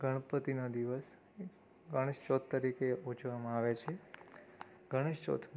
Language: Gujarati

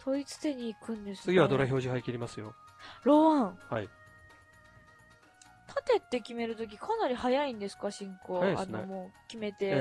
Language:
Japanese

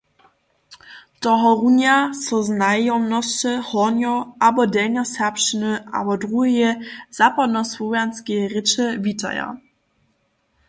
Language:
Upper Sorbian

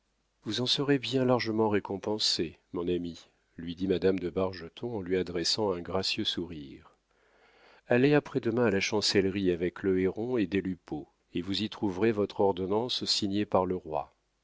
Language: French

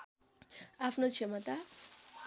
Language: Nepali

